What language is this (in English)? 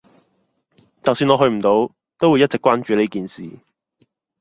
Cantonese